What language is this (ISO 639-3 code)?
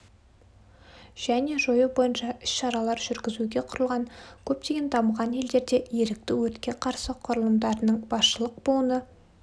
kaz